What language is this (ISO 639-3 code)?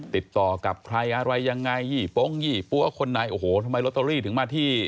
tha